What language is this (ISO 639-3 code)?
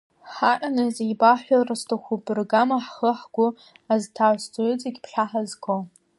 abk